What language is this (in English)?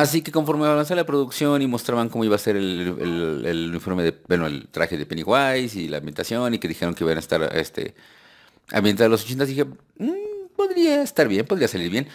Spanish